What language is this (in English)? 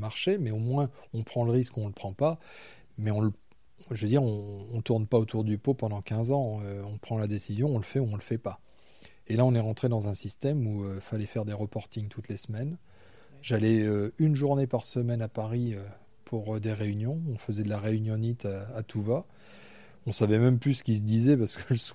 French